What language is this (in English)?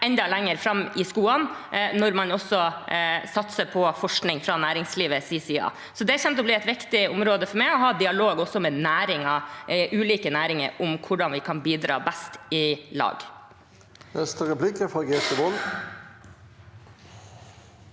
Norwegian